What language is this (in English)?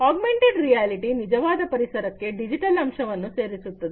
Kannada